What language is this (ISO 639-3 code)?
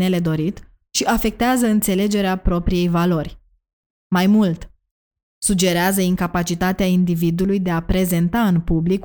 ron